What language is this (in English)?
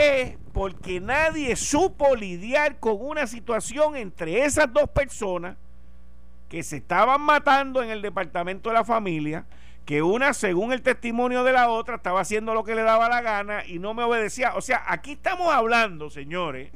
Spanish